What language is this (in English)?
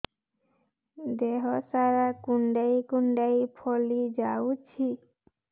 Odia